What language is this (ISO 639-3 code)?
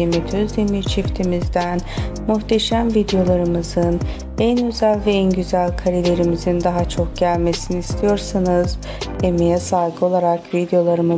tur